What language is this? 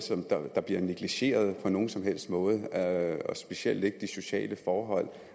Danish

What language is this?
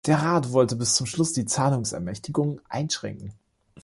German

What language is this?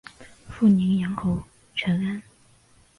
Chinese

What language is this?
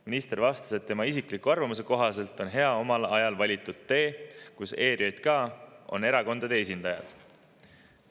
Estonian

